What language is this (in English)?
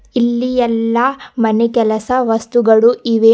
Kannada